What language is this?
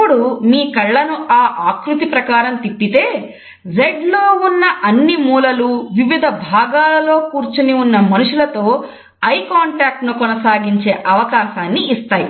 Telugu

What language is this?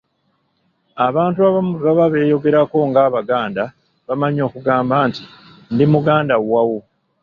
Ganda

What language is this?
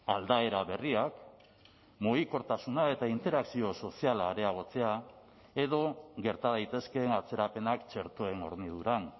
Basque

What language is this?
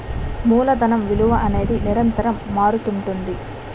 Telugu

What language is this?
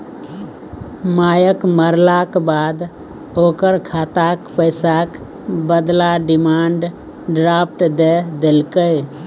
Maithili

